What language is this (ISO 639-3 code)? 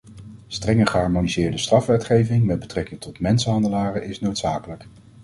nld